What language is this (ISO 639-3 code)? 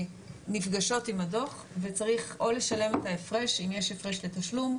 heb